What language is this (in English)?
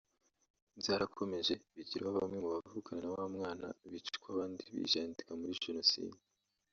Kinyarwanda